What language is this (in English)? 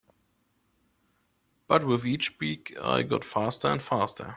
English